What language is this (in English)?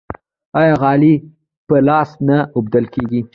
Pashto